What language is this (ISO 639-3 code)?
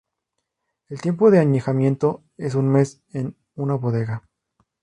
spa